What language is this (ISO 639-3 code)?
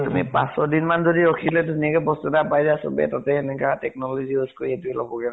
asm